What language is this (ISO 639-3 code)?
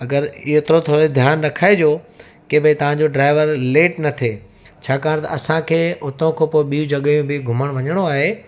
snd